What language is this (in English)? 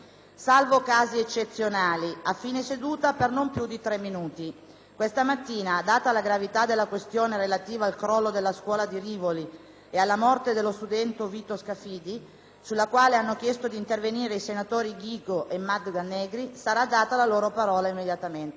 Italian